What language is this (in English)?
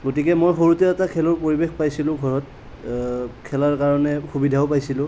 Assamese